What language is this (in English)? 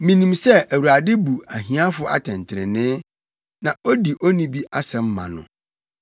Akan